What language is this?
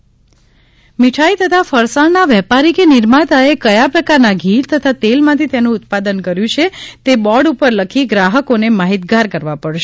Gujarati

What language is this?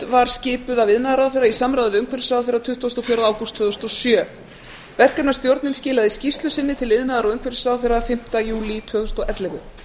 Icelandic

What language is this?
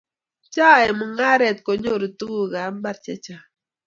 Kalenjin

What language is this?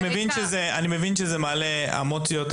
Hebrew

